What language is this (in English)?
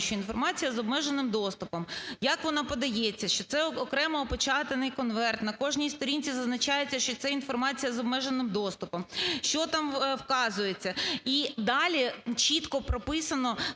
Ukrainian